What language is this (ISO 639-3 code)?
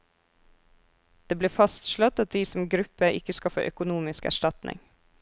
nor